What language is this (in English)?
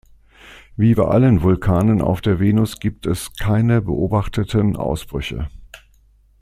German